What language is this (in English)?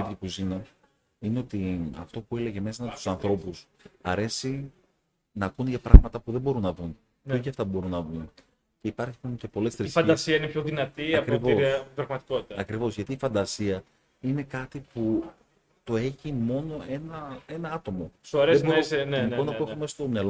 Greek